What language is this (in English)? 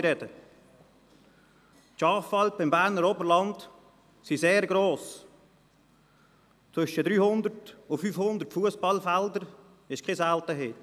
Swiss German